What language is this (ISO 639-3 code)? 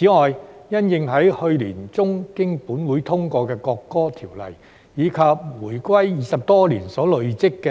yue